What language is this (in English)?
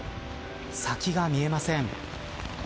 Japanese